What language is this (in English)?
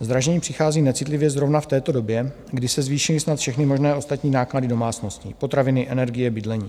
Czech